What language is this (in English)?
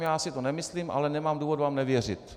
Czech